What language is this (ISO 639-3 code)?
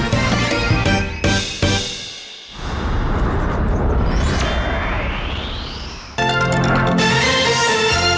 tha